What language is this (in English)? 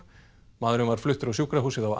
Icelandic